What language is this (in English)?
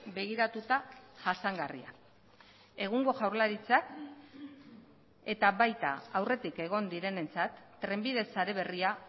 Basque